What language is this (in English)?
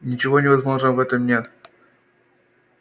Russian